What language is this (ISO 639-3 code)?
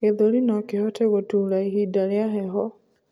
kik